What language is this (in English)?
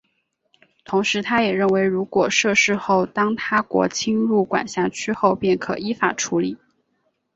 Chinese